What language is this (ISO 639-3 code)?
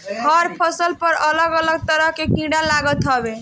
bho